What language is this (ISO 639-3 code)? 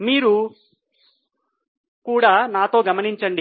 tel